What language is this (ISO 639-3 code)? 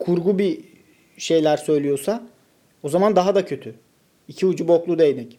tur